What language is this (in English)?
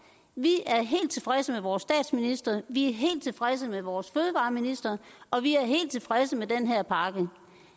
Danish